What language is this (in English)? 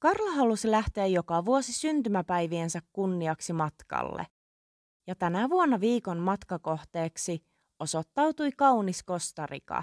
Finnish